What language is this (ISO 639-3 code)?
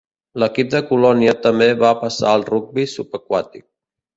cat